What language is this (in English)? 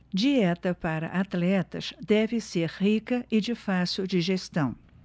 Portuguese